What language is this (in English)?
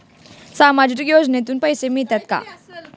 Marathi